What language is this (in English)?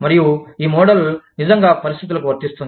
Telugu